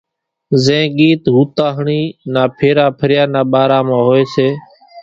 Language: Kachi Koli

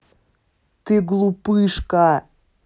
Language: Russian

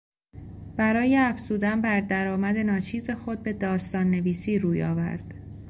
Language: Persian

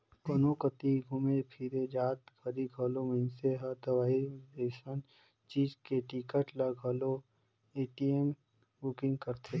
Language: Chhattisgarhi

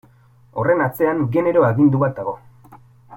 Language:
Basque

